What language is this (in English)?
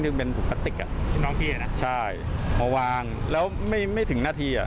Thai